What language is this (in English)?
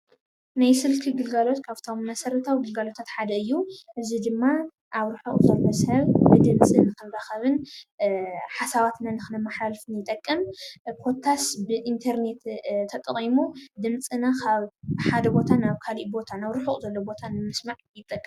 Tigrinya